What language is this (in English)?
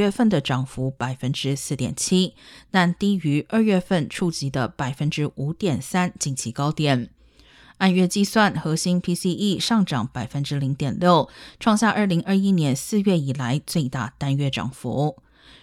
Chinese